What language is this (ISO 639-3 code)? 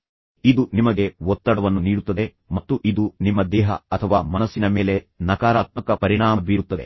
kan